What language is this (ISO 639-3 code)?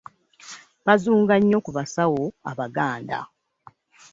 lug